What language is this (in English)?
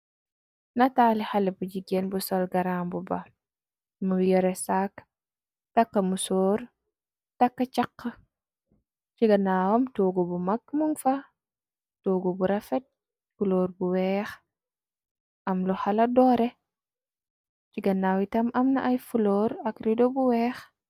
Wolof